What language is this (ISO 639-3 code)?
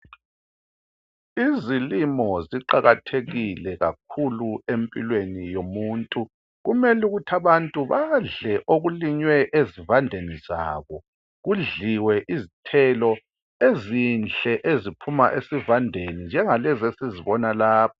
nde